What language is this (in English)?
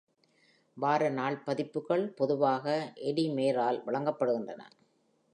Tamil